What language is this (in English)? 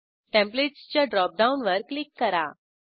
Marathi